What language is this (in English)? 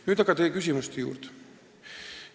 Estonian